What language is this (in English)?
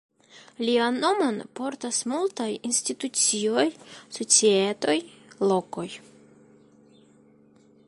Esperanto